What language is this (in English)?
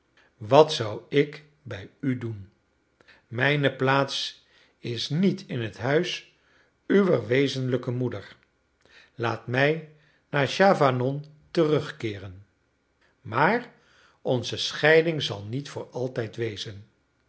Dutch